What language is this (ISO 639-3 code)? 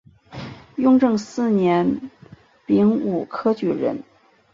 zho